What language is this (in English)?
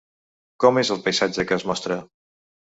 Catalan